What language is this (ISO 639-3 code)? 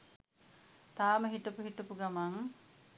sin